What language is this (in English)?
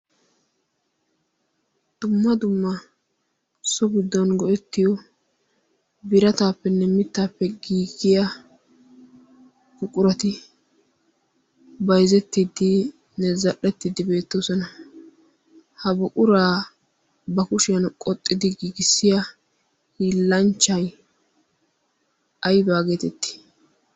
Wolaytta